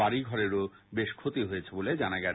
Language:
Bangla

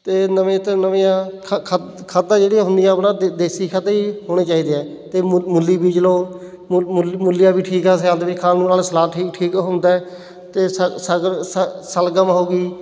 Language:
Punjabi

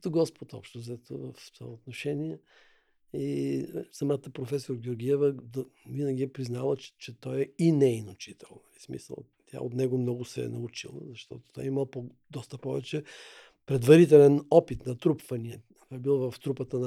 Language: Bulgarian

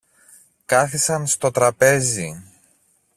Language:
Greek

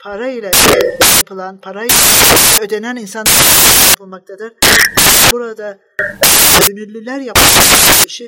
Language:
Turkish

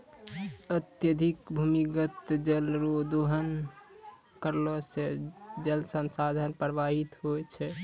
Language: Maithili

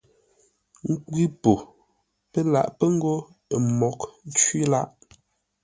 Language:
Ngombale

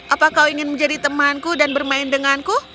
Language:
Indonesian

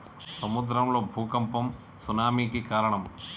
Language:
Telugu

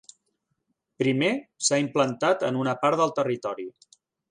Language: Catalan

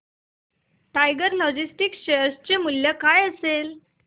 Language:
Marathi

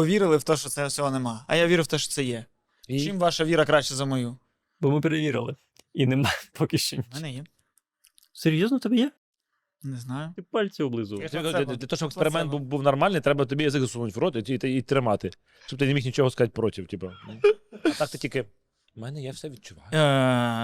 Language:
Ukrainian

